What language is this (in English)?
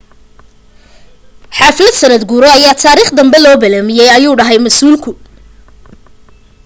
Somali